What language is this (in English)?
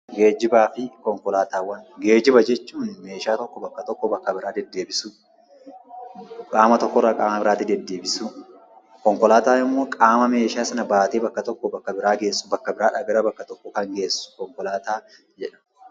Oromo